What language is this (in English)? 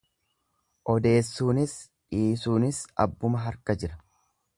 Oromo